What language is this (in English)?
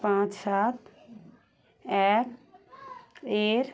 Bangla